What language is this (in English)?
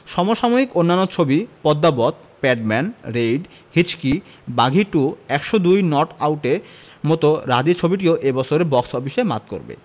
Bangla